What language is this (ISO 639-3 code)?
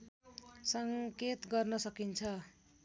nep